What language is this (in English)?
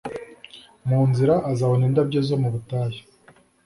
Kinyarwanda